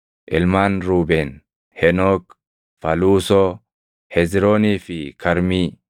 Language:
Oromo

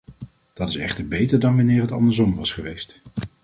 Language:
Dutch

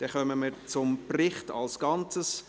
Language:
Swiss German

